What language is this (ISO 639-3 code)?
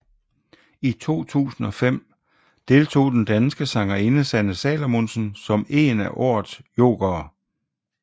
dan